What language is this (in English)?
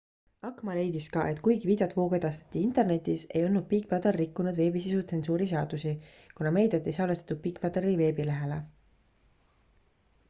Estonian